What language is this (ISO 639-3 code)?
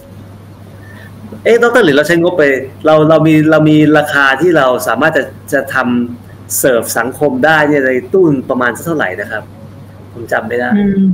tha